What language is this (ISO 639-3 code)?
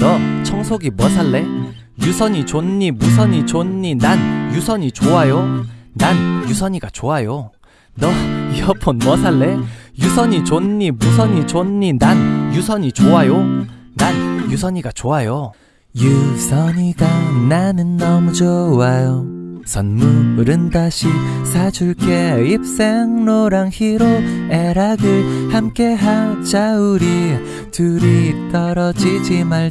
kor